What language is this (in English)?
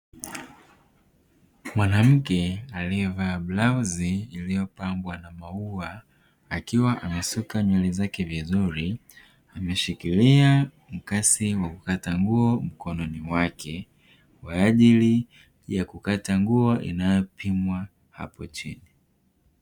Swahili